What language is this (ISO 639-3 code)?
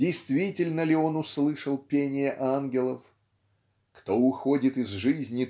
rus